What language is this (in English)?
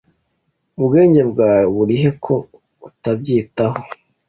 Kinyarwanda